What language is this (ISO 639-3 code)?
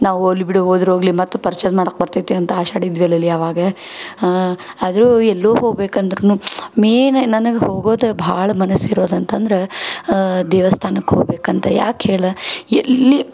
kan